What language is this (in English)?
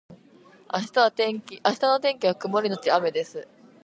Japanese